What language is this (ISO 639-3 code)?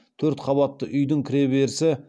kaz